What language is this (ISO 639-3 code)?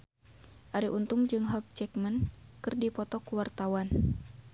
sun